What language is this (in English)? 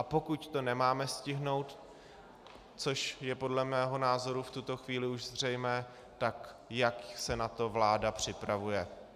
Czech